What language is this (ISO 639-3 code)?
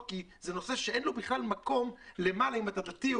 heb